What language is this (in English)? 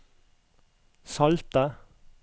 Norwegian